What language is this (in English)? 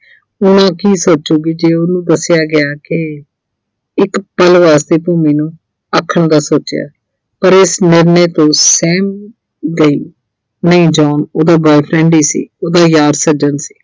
Punjabi